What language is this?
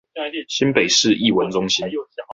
Chinese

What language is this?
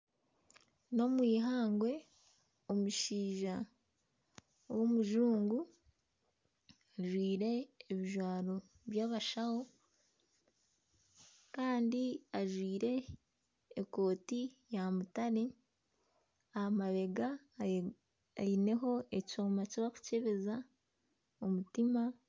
Nyankole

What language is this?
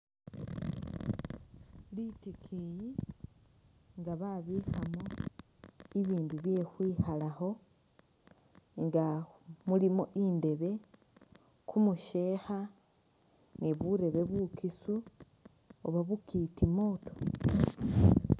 Masaaba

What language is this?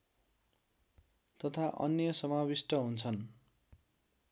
Nepali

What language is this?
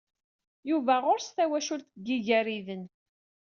Kabyle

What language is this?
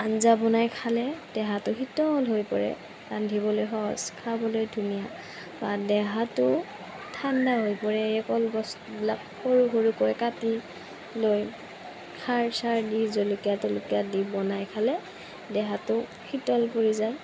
Assamese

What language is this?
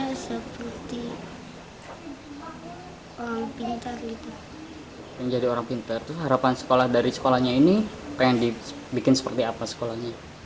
Indonesian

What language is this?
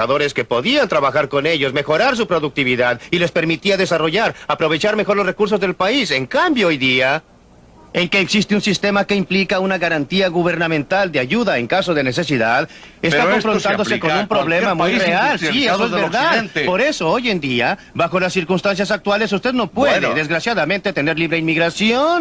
Spanish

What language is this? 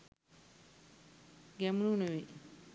Sinhala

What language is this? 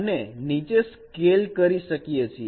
Gujarati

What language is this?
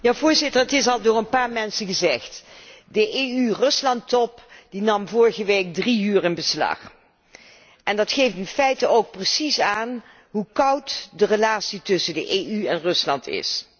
Dutch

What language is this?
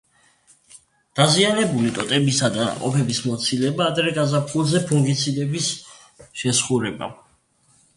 Georgian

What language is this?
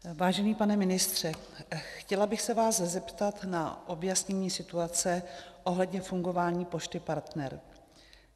Czech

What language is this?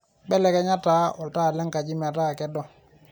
Masai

